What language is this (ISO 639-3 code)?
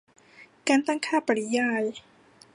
tha